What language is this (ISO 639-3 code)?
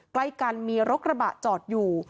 tha